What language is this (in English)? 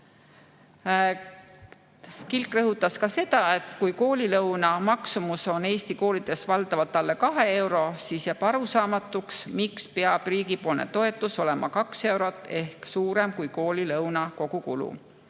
Estonian